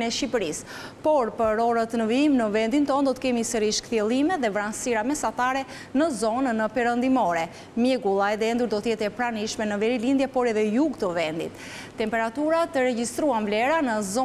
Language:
Romanian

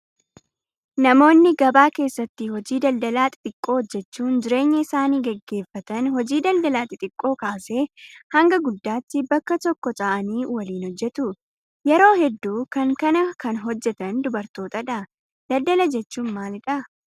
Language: Oromo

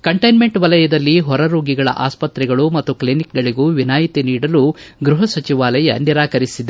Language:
Kannada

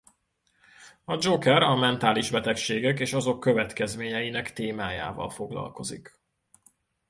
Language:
Hungarian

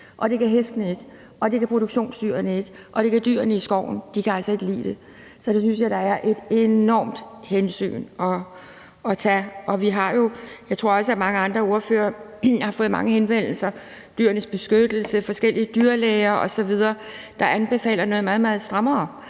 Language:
Danish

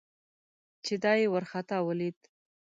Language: Pashto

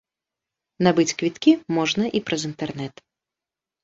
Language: Belarusian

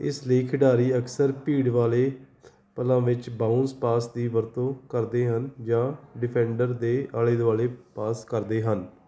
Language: Punjabi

